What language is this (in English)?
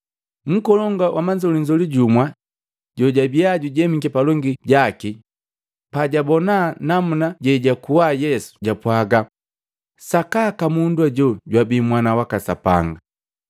Matengo